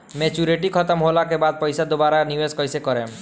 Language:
Bhojpuri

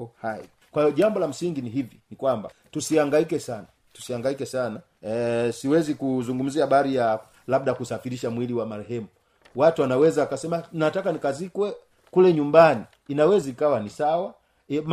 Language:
Swahili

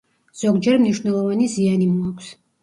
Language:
Georgian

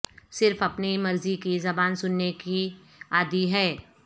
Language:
Urdu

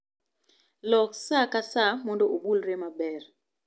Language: Luo (Kenya and Tanzania)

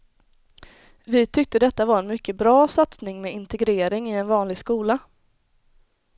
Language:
Swedish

